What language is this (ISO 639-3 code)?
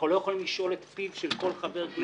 heb